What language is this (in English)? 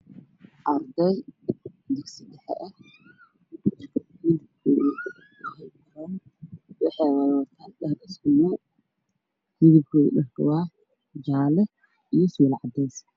Somali